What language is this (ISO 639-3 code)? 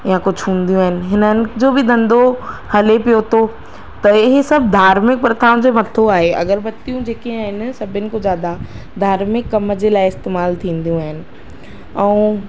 snd